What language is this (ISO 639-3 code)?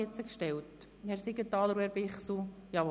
gsw